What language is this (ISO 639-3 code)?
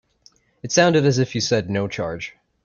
eng